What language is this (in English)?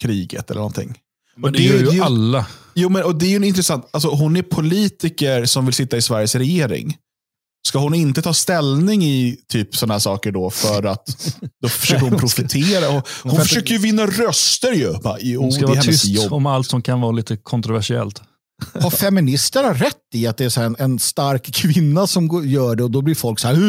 Swedish